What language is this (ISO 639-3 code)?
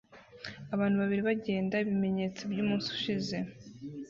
kin